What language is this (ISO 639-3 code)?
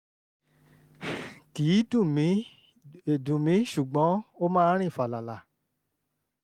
yor